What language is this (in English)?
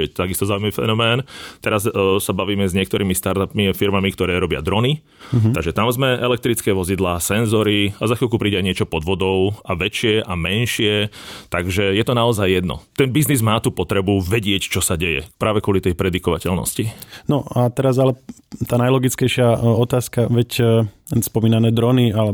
Slovak